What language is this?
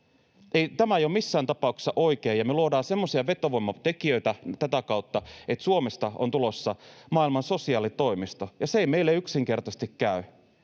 Finnish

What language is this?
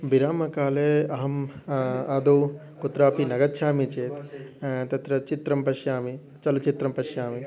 Sanskrit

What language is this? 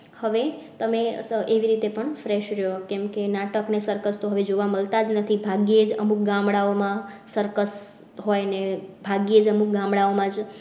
Gujarati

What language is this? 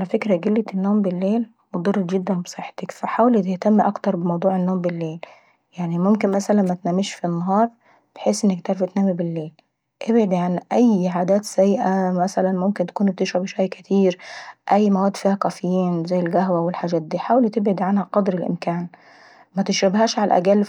Saidi Arabic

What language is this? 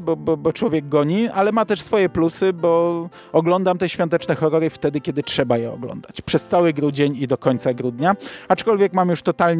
Polish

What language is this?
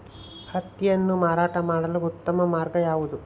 Kannada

